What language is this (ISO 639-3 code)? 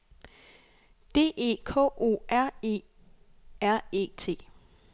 dan